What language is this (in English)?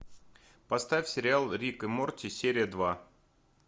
Russian